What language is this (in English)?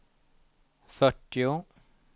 Swedish